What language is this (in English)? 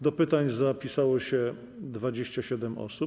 Polish